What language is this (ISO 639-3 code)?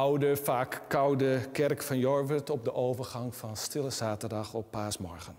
nld